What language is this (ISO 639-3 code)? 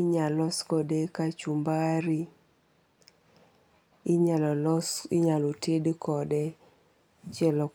luo